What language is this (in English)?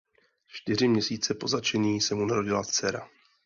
Czech